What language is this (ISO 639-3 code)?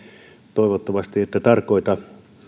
fin